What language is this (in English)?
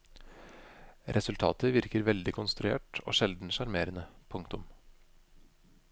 Norwegian